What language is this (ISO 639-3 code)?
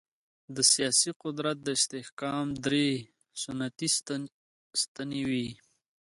pus